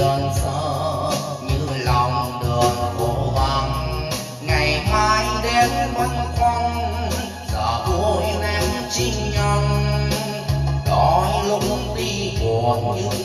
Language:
Vietnamese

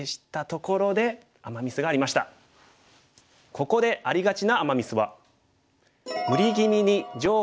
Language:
Japanese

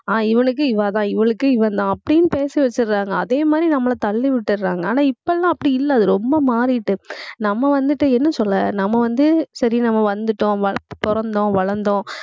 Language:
Tamil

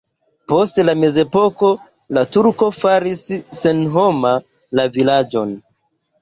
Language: Esperanto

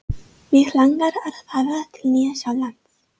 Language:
Icelandic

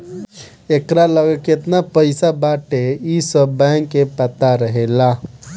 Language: Bhojpuri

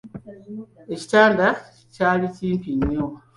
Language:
Ganda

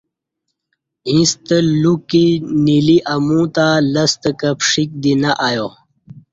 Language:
Kati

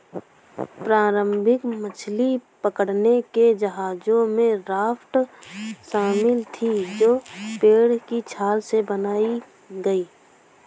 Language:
Hindi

